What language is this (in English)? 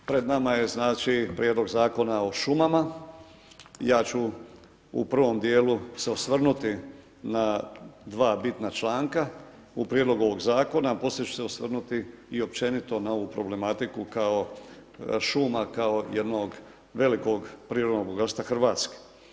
Croatian